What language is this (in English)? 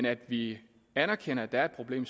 Danish